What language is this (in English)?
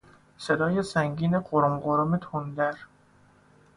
Persian